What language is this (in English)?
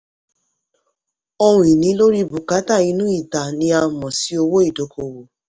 Yoruba